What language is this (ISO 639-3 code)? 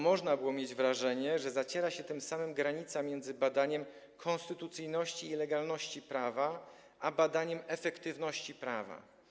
pol